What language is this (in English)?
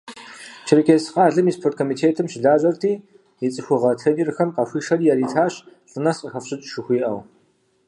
Kabardian